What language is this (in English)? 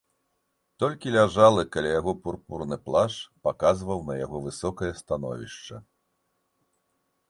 Belarusian